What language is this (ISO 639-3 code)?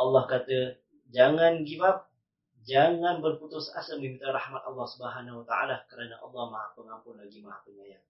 msa